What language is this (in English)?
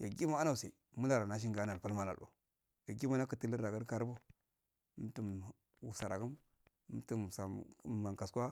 Afade